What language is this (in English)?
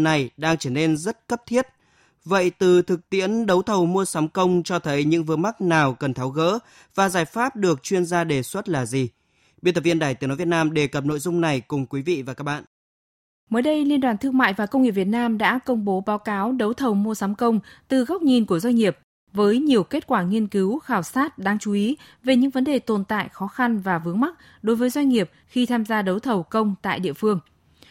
Vietnamese